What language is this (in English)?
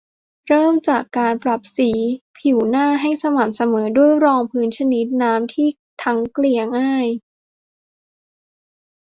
Thai